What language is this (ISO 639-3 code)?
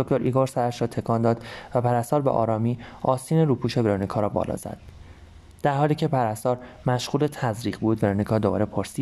fas